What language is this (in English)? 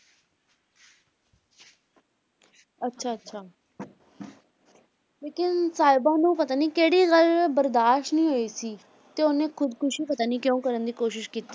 Punjabi